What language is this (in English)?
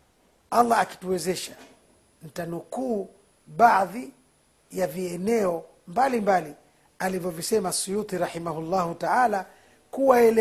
Swahili